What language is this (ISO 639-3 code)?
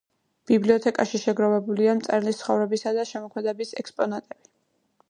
kat